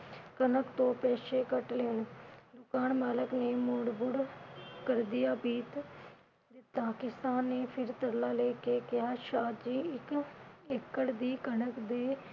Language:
Punjabi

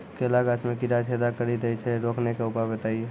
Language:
Maithili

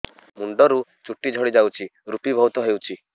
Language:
Odia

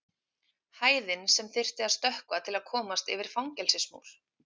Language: Icelandic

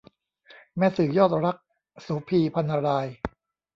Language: Thai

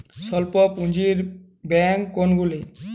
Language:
Bangla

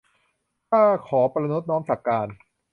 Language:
Thai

